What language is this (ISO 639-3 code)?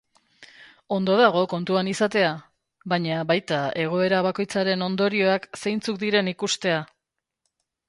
eus